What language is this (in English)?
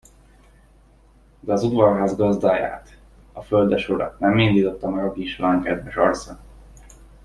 Hungarian